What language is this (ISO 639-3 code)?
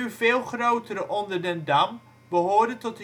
nld